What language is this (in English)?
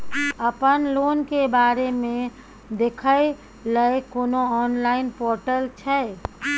Maithili